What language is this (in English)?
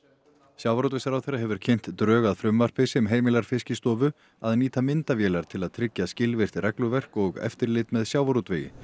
Icelandic